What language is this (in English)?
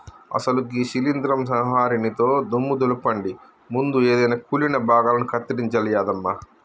Telugu